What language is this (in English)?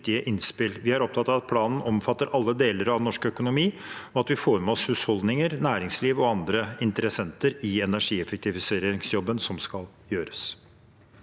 Norwegian